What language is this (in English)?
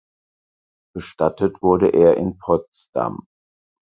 German